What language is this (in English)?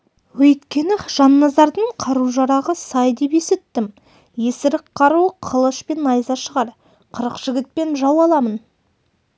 Kazakh